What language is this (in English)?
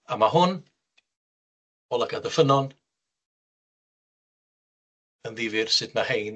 Welsh